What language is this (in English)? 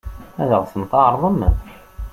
Kabyle